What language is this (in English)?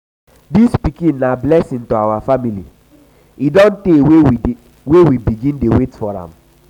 Nigerian Pidgin